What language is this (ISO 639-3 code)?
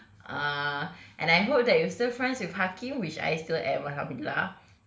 eng